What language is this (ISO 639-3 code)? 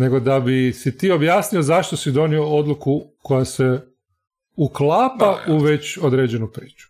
hrv